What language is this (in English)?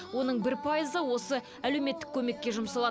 Kazakh